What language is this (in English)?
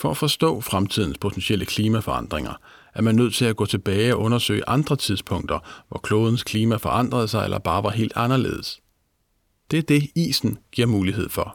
Danish